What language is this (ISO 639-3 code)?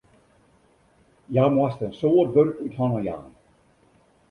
fry